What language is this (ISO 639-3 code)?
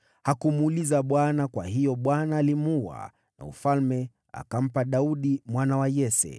swa